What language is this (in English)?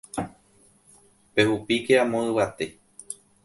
Guarani